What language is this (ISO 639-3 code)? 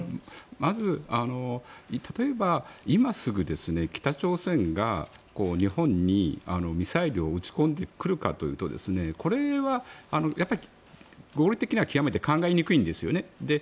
jpn